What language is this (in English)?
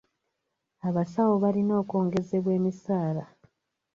Ganda